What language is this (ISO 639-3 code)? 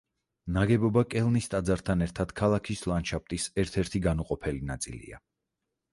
kat